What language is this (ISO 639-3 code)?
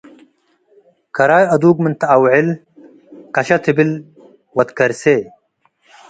tig